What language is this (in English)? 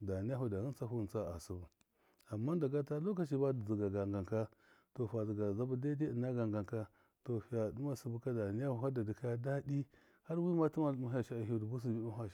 Miya